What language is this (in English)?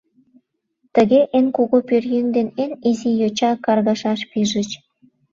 Mari